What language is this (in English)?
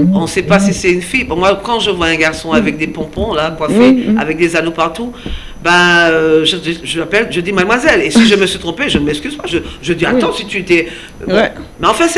French